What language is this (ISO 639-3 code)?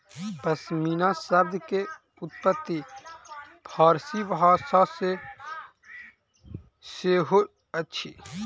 mai